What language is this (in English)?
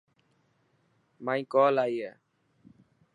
Dhatki